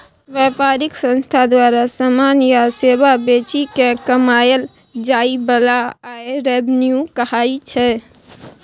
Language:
Maithili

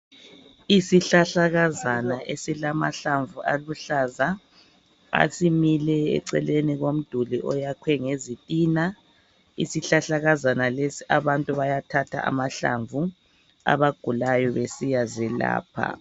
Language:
North Ndebele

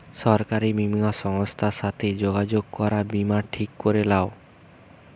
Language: Bangla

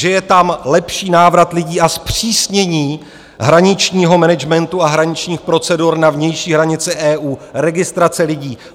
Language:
Czech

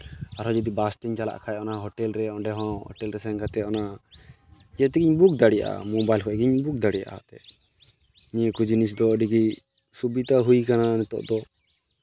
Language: Santali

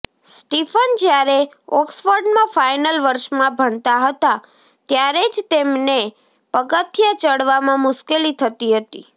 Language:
Gujarati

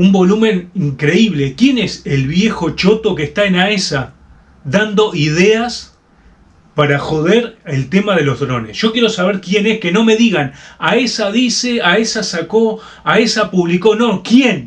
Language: Spanish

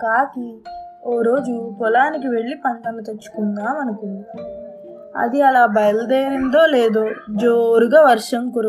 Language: Telugu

